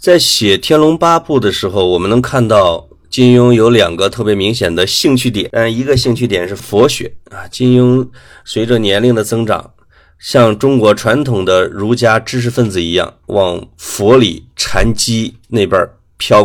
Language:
Chinese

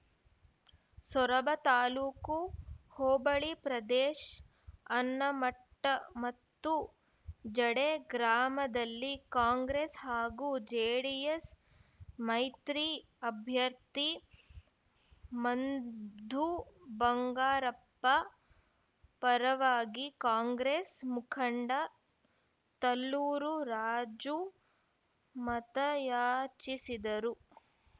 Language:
Kannada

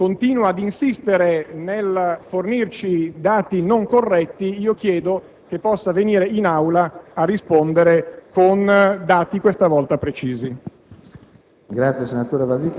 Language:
Italian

